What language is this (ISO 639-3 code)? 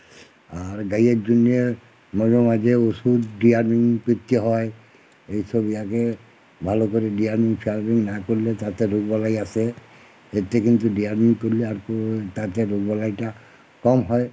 ben